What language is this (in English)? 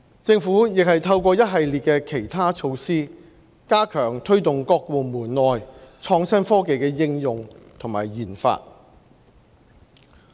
Cantonese